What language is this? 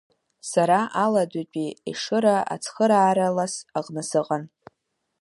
Abkhazian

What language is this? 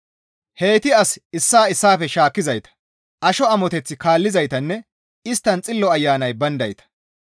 Gamo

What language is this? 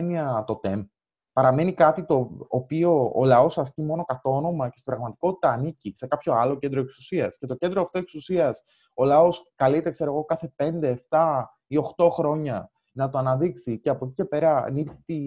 Greek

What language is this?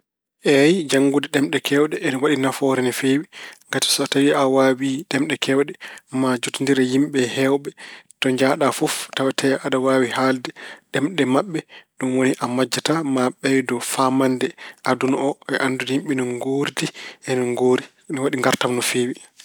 Fula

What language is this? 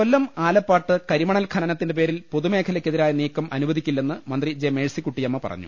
Malayalam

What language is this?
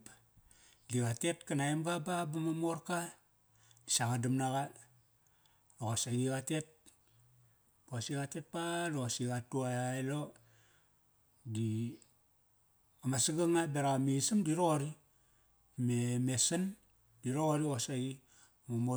Kairak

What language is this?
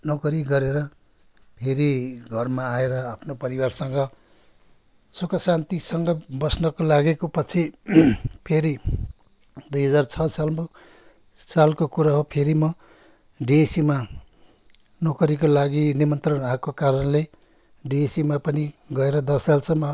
Nepali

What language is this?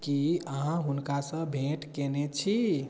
Maithili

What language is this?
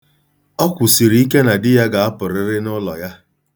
Igbo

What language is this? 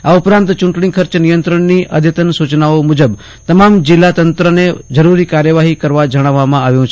Gujarati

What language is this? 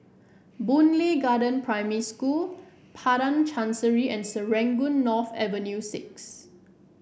English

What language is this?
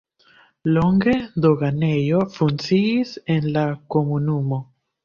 Esperanto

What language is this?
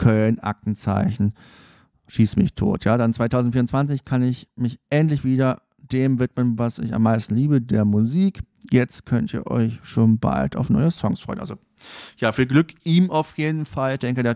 German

